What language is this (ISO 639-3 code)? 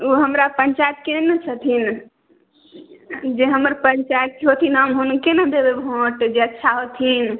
mai